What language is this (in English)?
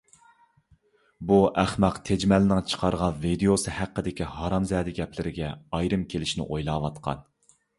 Uyghur